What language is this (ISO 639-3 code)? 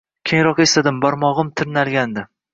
uzb